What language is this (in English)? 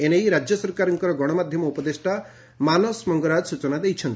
Odia